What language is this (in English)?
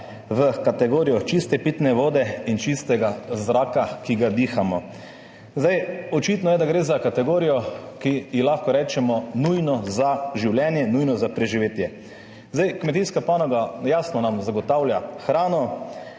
Slovenian